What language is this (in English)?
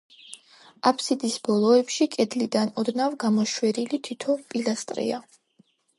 Georgian